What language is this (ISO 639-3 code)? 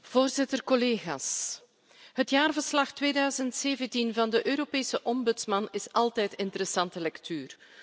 nld